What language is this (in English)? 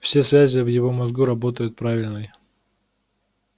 Russian